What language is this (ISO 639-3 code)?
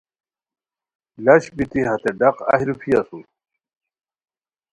khw